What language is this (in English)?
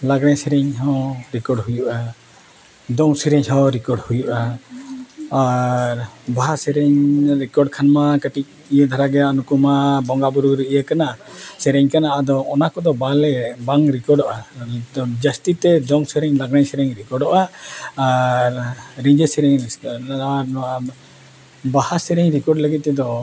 Santali